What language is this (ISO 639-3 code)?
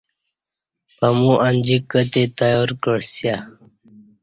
bsh